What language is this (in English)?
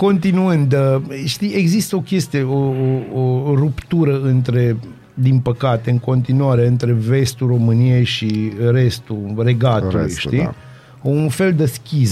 Romanian